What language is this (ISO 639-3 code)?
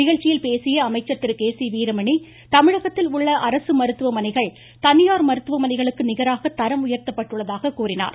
tam